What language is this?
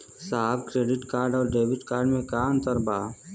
Bhojpuri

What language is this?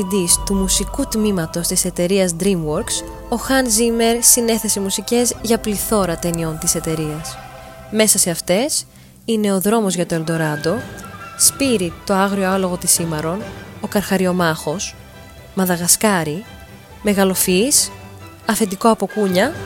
Greek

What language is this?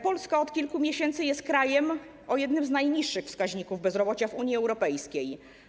Polish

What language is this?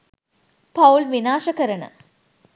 Sinhala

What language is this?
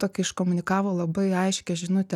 Lithuanian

